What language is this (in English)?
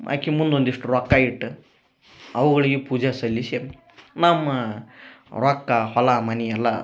Kannada